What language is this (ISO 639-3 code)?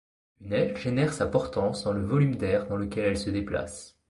fra